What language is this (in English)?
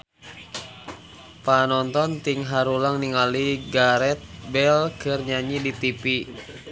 Sundanese